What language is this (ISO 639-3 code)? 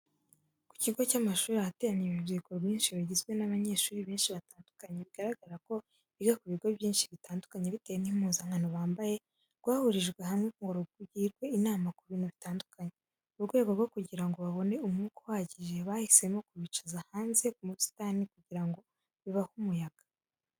kin